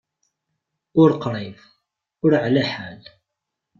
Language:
Kabyle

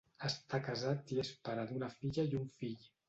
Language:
Catalan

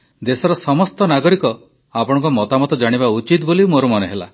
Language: Odia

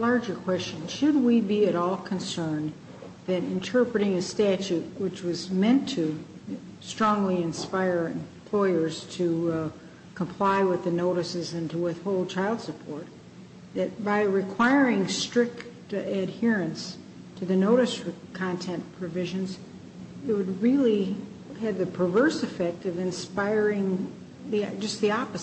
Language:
English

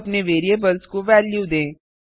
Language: Hindi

